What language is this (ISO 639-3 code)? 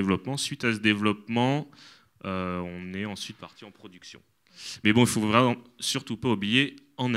fra